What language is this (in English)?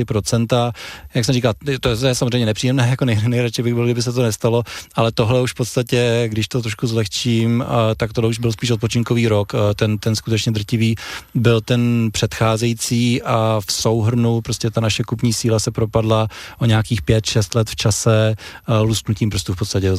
Czech